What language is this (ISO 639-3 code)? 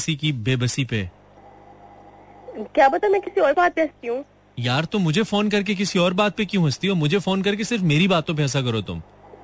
hin